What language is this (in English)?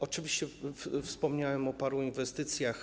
Polish